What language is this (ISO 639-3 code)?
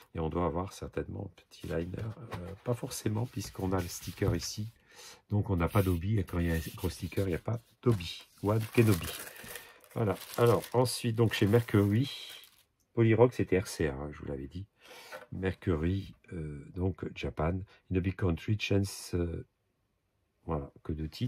fra